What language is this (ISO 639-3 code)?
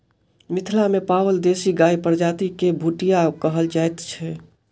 mai